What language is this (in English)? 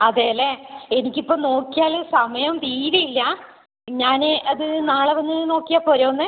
Malayalam